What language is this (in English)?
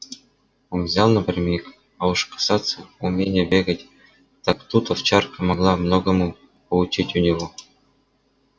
Russian